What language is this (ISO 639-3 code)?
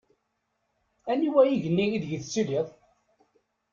kab